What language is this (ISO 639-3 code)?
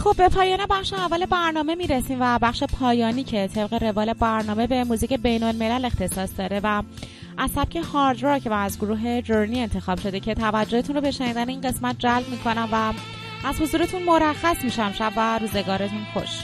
fas